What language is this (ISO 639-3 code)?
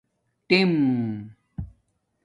dmk